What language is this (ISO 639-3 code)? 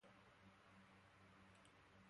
eus